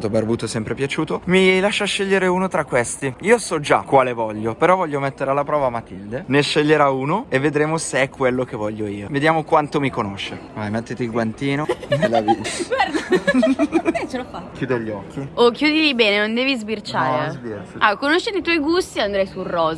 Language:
Italian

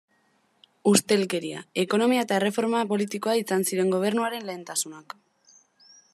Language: Basque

